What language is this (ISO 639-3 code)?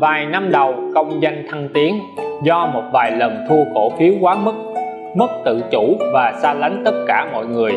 vie